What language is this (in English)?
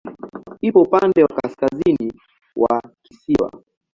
Swahili